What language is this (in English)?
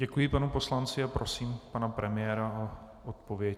Czech